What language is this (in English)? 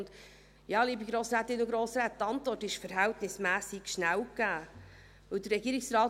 Swiss German